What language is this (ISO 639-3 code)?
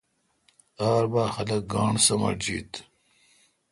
xka